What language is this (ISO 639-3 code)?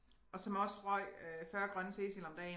dan